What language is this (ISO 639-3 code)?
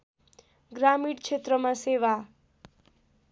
nep